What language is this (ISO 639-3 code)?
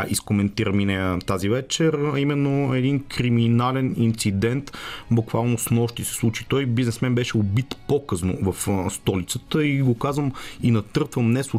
bul